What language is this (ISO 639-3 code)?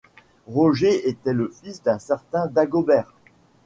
fra